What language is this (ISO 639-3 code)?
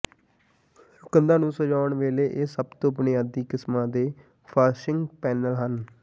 pan